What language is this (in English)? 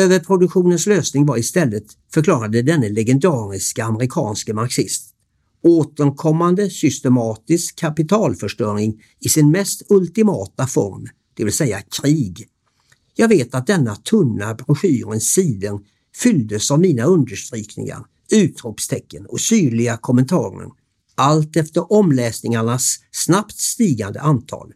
Swedish